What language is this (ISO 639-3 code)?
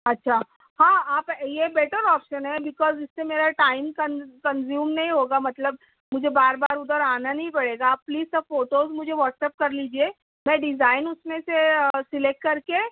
urd